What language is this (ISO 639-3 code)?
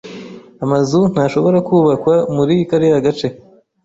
kin